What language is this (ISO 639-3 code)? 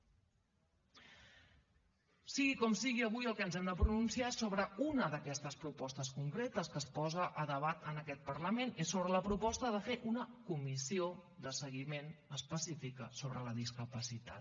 cat